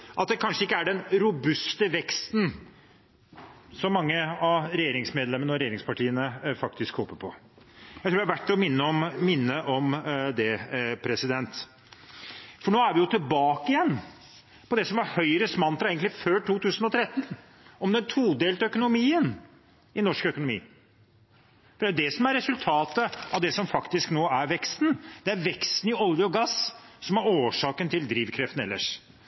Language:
Norwegian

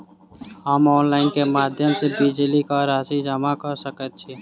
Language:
Maithili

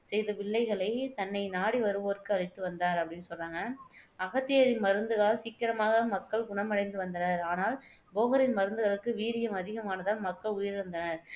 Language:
Tamil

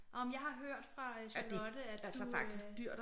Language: Danish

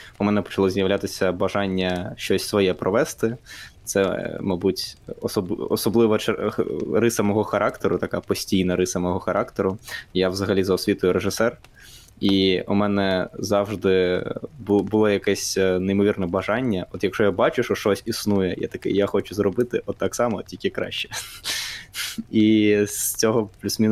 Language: Ukrainian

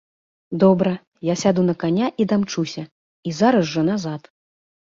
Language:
Belarusian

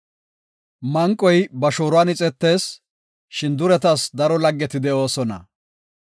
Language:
Gofa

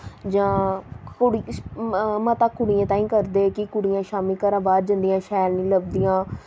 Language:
Dogri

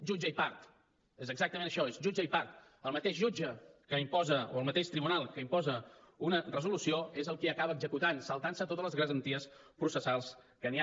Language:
Catalan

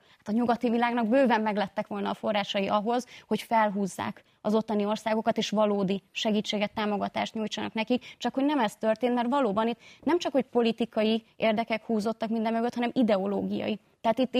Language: Hungarian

